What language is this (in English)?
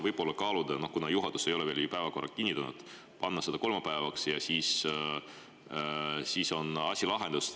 Estonian